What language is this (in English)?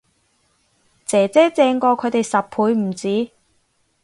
Cantonese